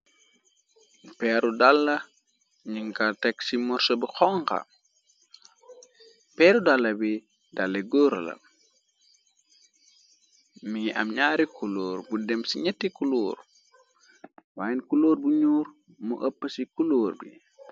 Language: Wolof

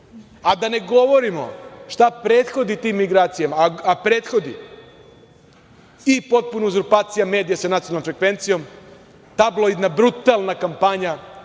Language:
Serbian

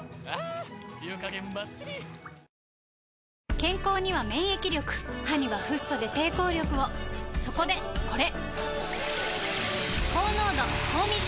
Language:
Japanese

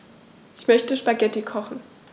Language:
German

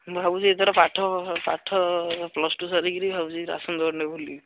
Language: Odia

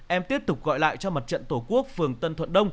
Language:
Vietnamese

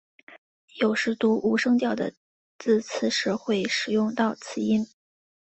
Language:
Chinese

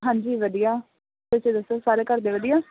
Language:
Punjabi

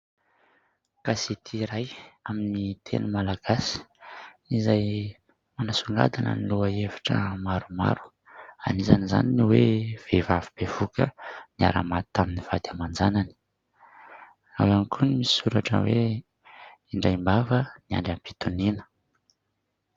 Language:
Malagasy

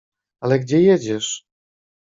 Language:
Polish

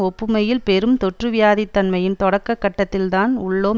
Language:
Tamil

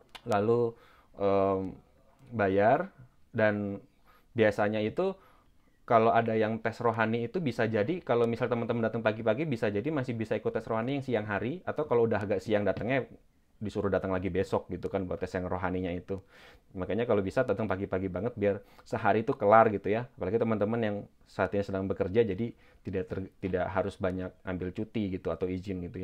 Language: Indonesian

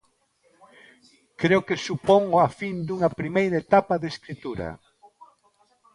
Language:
Galician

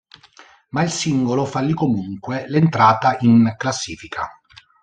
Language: Italian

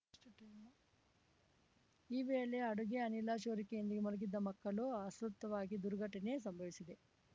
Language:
Kannada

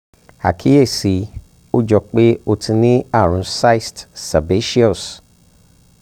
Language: Yoruba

